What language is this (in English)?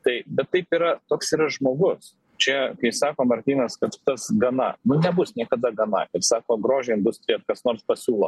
Lithuanian